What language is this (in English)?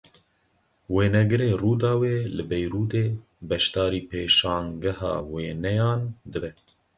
Kurdish